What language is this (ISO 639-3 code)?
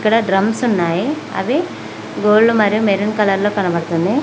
tel